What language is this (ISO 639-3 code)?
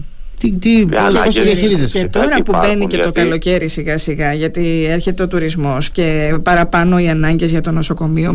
ell